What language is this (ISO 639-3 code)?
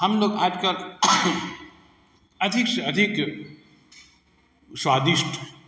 hin